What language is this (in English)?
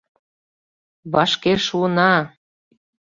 Mari